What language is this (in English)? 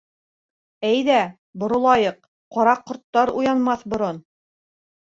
Bashkir